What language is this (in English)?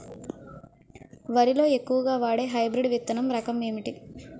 Telugu